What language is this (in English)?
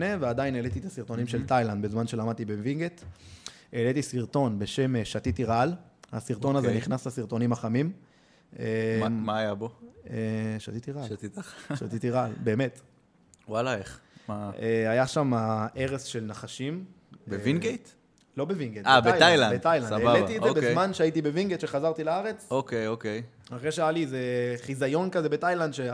Hebrew